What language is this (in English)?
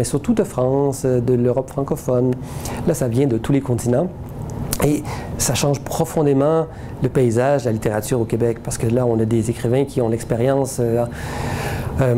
French